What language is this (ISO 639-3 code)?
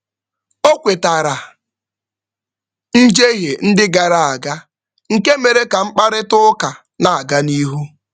ibo